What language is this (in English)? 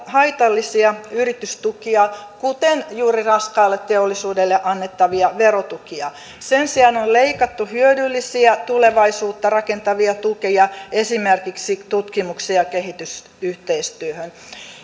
Finnish